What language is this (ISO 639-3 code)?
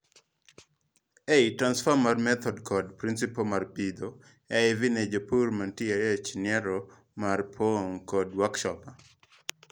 luo